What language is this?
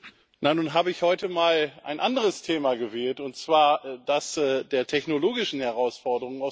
German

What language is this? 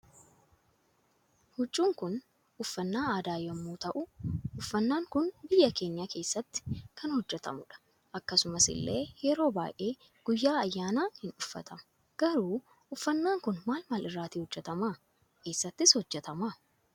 Oromo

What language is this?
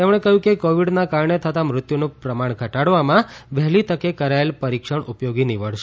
Gujarati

